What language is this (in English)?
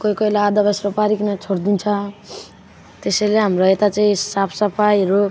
Nepali